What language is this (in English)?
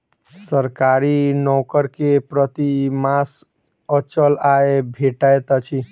Maithili